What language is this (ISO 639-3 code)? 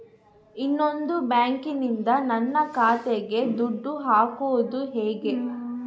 kan